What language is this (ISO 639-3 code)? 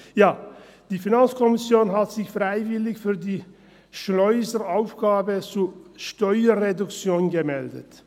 gsw